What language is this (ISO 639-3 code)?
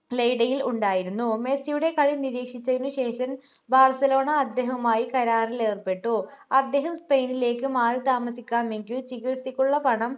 mal